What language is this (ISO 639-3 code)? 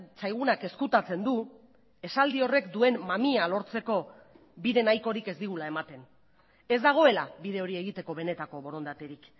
eus